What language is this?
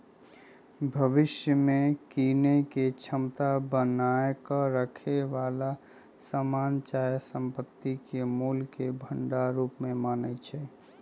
Magahi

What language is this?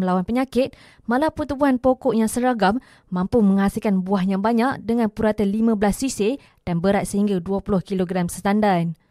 Malay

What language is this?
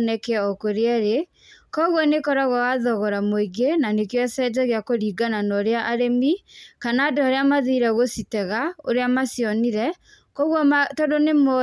Kikuyu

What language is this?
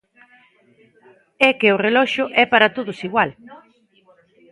Galician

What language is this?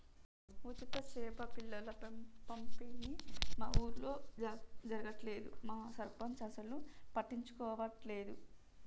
Telugu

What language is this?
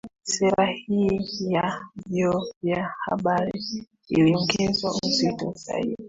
Swahili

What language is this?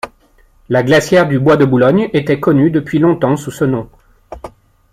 French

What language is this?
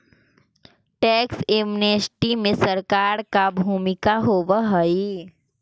Magahi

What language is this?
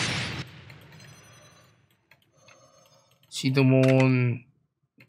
Korean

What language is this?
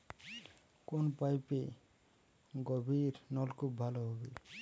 Bangla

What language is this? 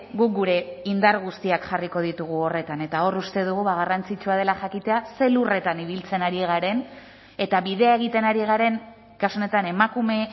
Basque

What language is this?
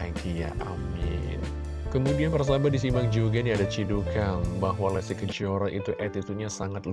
Indonesian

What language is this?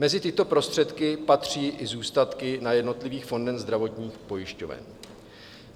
Czech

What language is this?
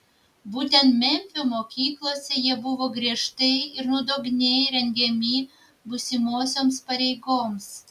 Lithuanian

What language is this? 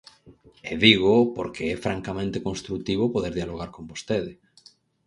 Galician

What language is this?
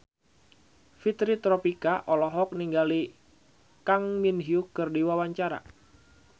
Sundanese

